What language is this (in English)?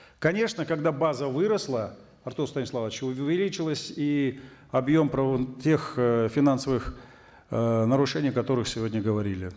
Kazakh